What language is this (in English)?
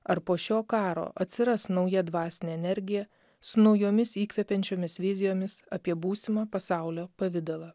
Lithuanian